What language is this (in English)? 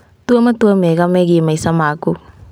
Kikuyu